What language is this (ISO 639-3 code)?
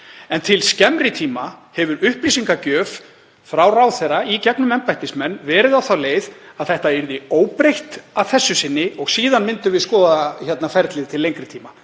isl